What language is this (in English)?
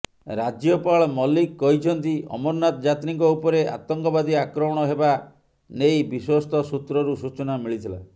Odia